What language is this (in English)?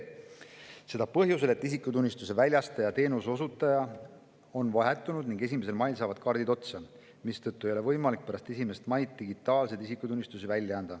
Estonian